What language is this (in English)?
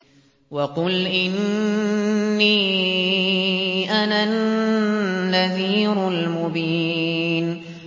Arabic